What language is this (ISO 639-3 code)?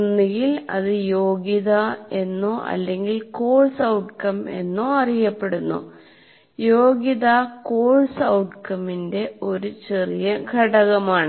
mal